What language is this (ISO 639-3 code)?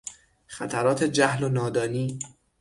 fas